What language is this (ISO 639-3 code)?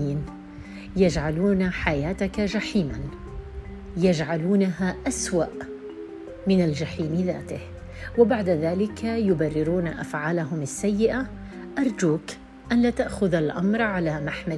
ara